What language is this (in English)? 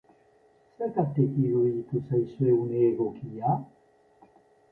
Basque